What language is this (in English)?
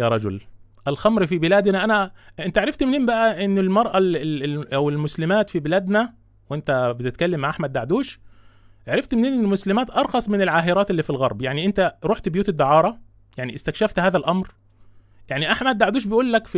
Arabic